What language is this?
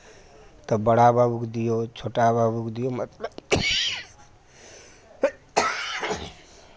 Maithili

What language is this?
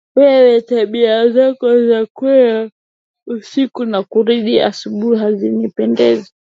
Swahili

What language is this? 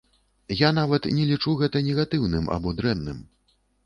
Belarusian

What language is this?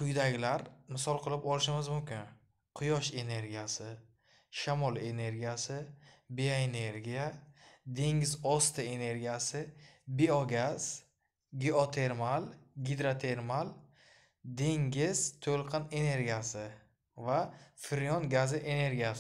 Turkish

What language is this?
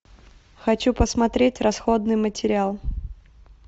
Russian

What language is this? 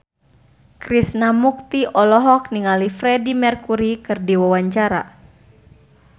Sundanese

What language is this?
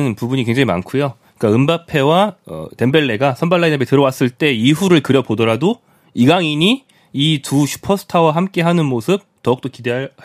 Korean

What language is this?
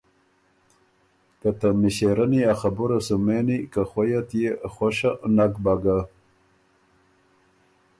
Ormuri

